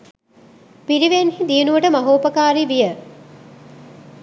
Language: Sinhala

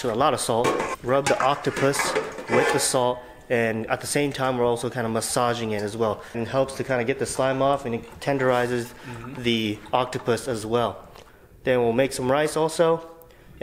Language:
English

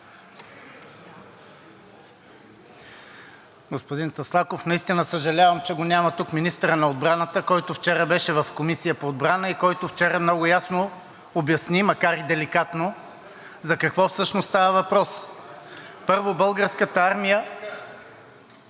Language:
Bulgarian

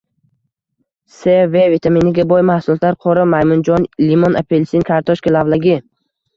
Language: Uzbek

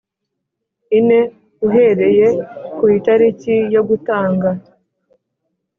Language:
Kinyarwanda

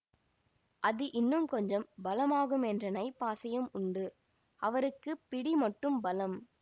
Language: Tamil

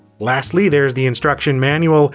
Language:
English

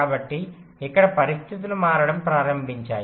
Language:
Telugu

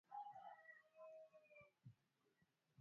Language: Swahili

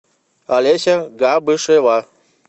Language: Russian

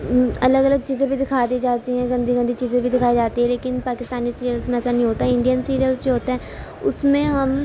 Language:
Urdu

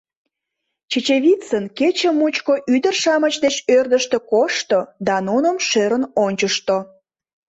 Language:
Mari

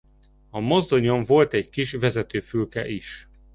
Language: Hungarian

